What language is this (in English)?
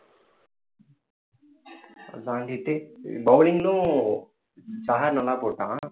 Tamil